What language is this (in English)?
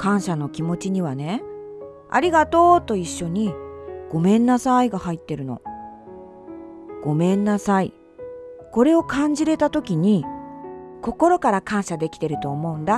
Japanese